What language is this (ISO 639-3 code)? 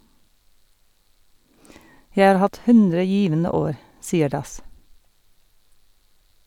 nor